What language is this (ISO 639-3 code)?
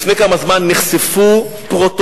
heb